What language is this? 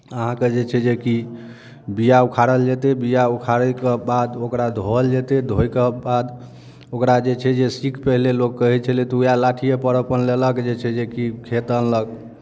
Maithili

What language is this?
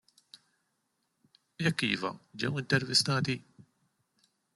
Maltese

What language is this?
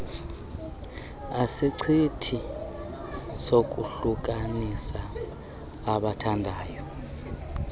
Xhosa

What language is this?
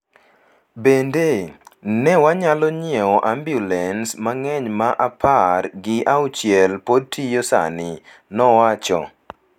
Luo (Kenya and Tanzania)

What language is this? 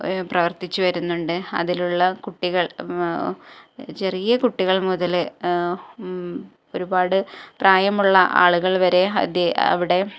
Malayalam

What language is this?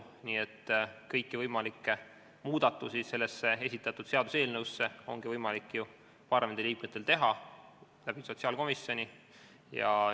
Estonian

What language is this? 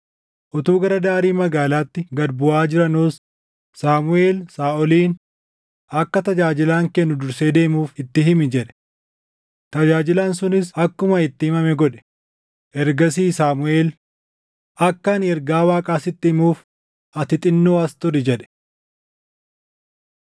Oromo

